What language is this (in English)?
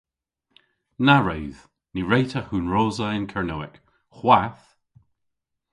Cornish